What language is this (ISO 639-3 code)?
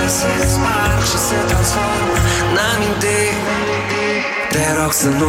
ron